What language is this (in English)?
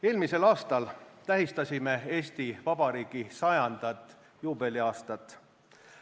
Estonian